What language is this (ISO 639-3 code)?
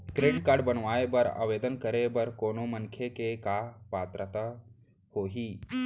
hne